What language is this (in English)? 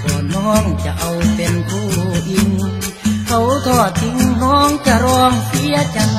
Thai